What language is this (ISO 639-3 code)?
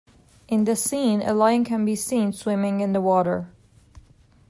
eng